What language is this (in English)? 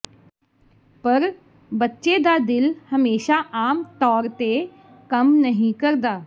Punjabi